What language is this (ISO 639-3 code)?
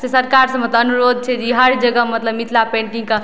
mai